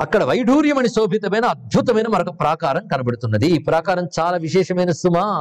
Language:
Telugu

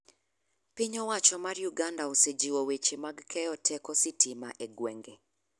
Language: Luo (Kenya and Tanzania)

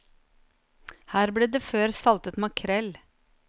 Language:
Norwegian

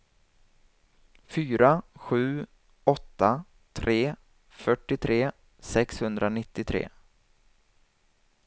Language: Swedish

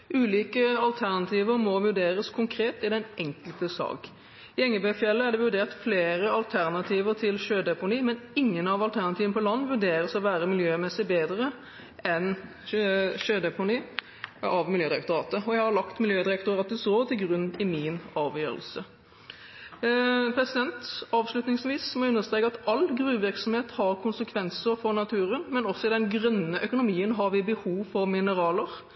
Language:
Norwegian Bokmål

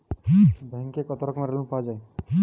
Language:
Bangla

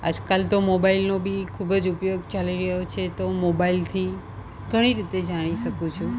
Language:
Gujarati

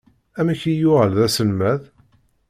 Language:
Kabyle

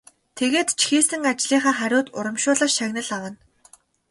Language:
Mongolian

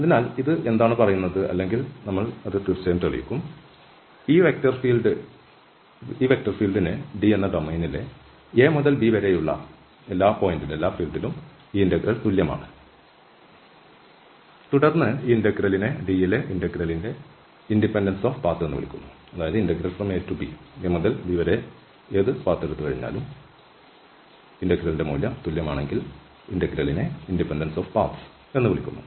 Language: Malayalam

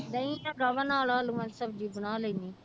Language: Punjabi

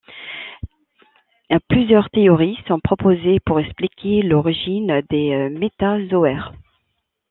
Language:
French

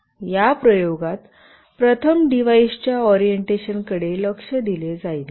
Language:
Marathi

